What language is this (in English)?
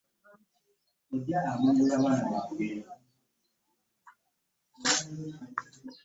Ganda